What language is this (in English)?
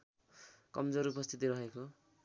Nepali